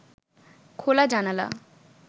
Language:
Bangla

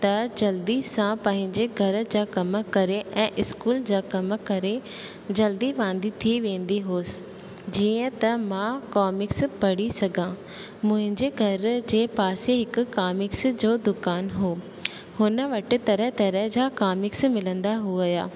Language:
Sindhi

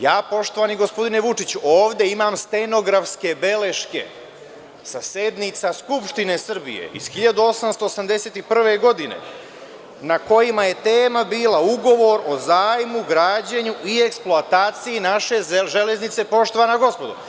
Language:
Serbian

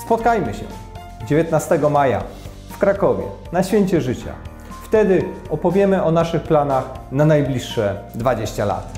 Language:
Polish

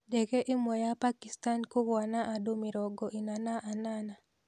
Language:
Kikuyu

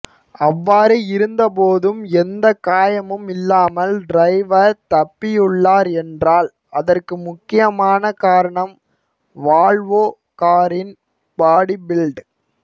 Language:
Tamil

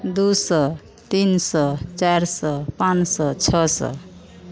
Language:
Maithili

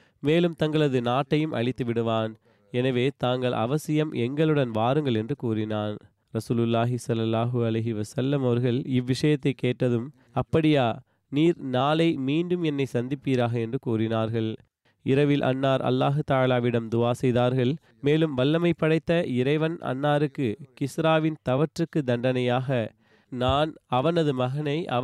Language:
Tamil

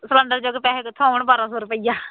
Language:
Punjabi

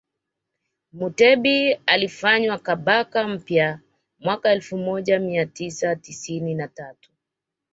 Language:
Swahili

